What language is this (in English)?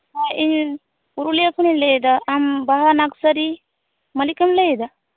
Santali